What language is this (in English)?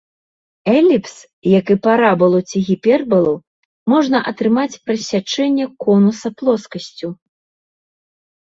Belarusian